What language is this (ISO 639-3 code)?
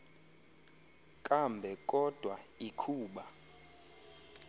xho